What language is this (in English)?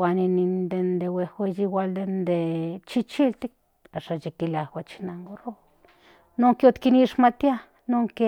Central Nahuatl